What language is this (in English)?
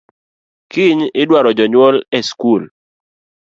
Luo (Kenya and Tanzania)